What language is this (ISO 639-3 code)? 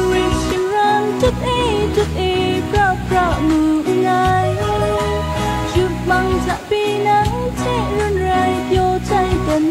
tha